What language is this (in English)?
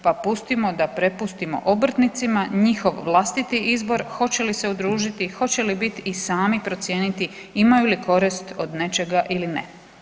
Croatian